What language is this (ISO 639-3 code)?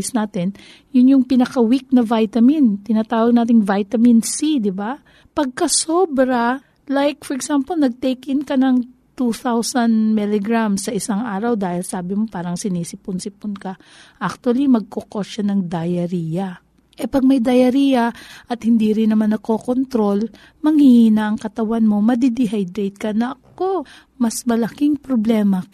fil